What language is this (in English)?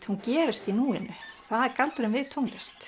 Icelandic